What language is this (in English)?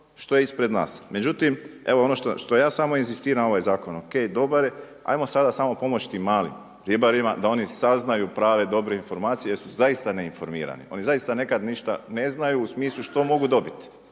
Croatian